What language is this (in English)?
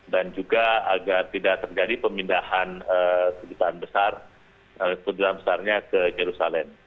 Indonesian